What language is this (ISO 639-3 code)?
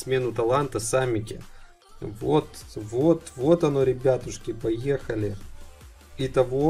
rus